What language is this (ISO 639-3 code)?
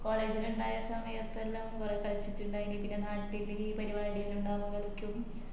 mal